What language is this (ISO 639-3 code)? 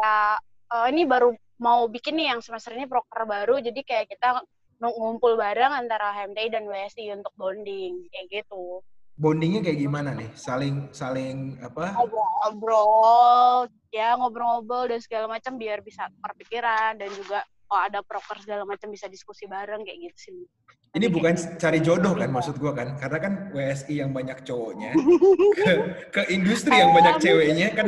ind